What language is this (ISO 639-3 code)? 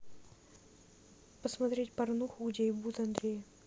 rus